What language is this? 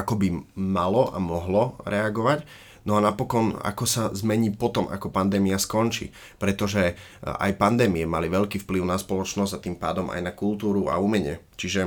Slovak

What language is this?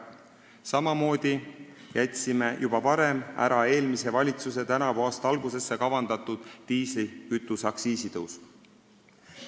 Estonian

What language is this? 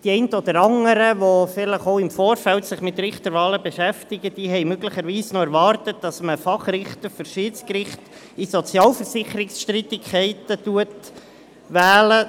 Swiss German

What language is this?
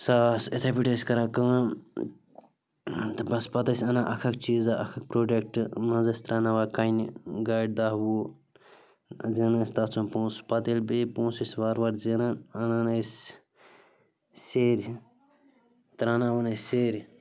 Kashmiri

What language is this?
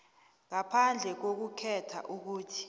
South Ndebele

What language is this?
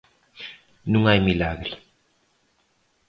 Galician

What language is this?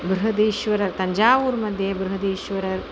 Sanskrit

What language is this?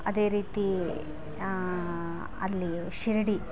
Kannada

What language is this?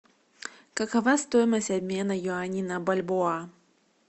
Russian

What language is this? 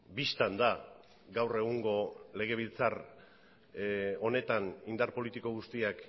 Basque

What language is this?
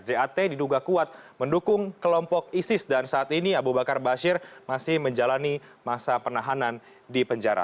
Indonesian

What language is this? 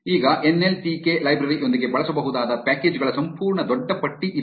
Kannada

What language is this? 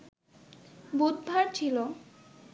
Bangla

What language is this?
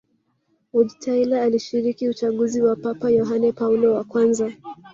Swahili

